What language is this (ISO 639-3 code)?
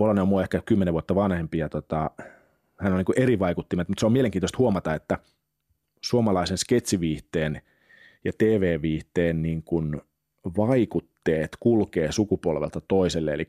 fin